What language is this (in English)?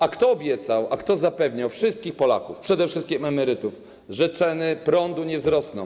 Polish